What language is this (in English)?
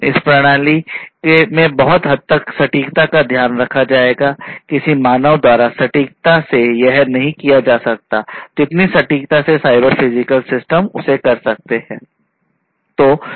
Hindi